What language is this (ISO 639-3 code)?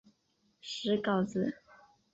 zho